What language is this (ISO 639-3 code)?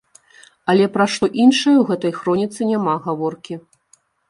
bel